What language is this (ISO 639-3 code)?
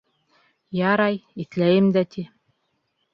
bak